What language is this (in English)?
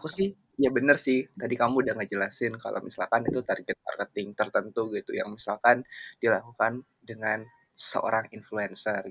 Indonesian